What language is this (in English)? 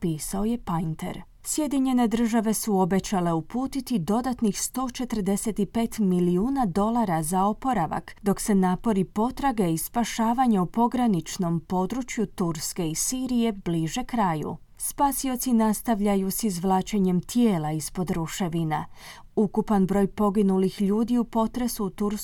Croatian